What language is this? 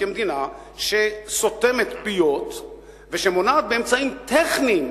Hebrew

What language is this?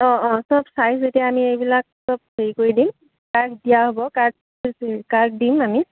Assamese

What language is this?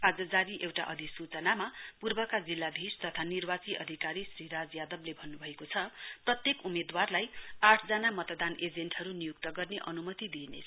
Nepali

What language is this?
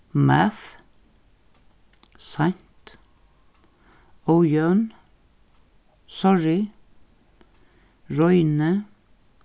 Faroese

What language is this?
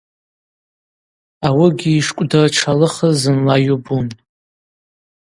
Abaza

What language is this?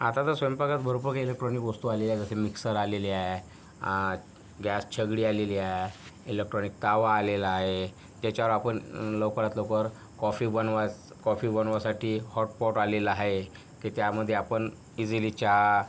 Marathi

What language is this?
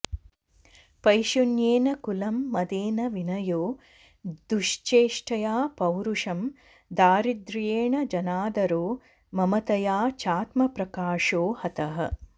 Sanskrit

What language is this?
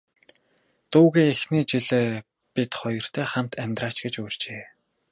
Mongolian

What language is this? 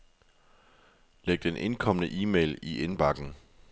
Danish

